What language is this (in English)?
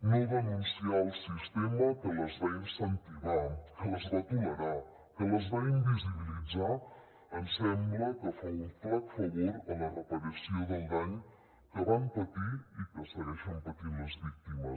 Catalan